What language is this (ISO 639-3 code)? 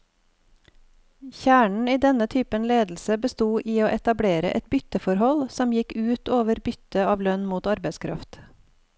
nor